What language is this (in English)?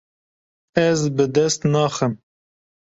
Kurdish